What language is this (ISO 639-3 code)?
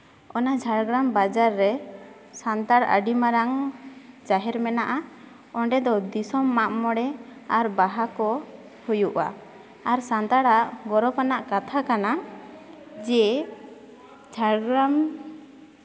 sat